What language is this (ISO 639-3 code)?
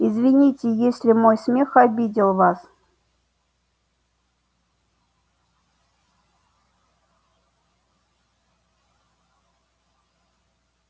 rus